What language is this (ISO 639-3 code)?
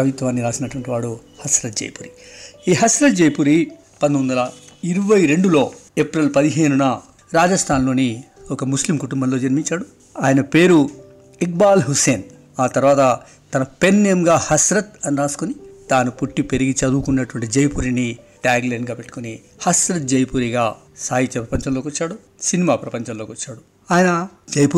tel